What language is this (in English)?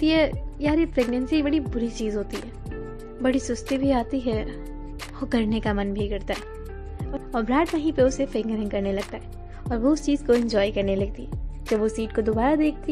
Hindi